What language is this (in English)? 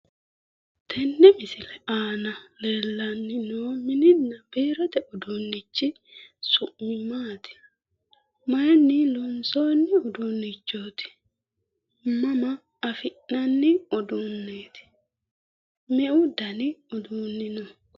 Sidamo